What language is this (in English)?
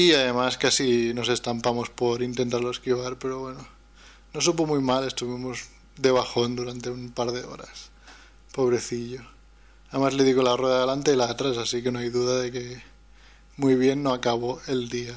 Spanish